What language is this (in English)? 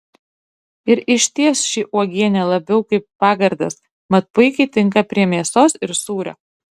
Lithuanian